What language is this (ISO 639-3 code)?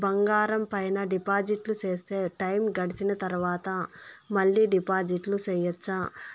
tel